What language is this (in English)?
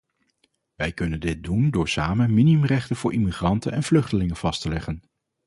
Dutch